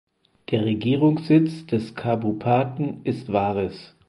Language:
German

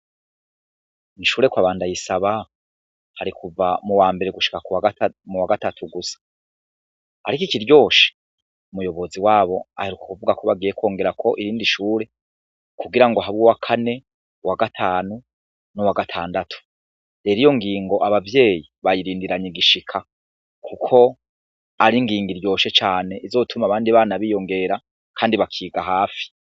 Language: Rundi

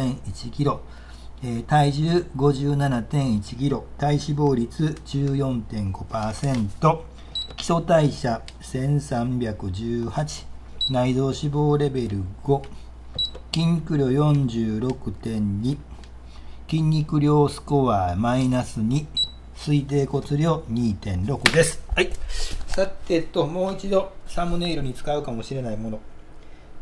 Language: Japanese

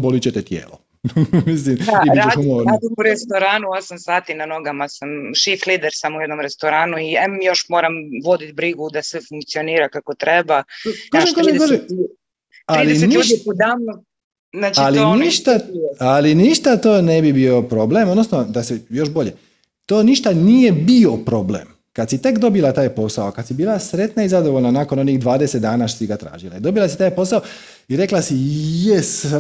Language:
Croatian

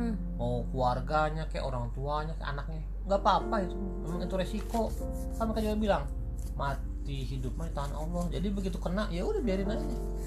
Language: Indonesian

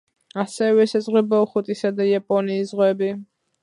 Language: Georgian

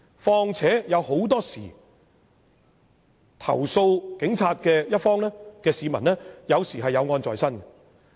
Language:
Cantonese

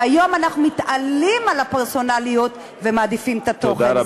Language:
Hebrew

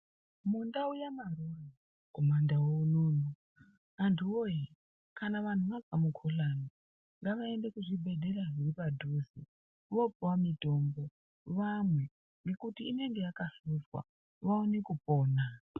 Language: Ndau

